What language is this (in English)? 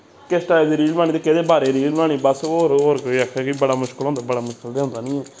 Dogri